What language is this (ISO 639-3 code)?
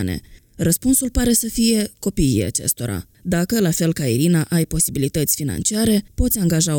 ron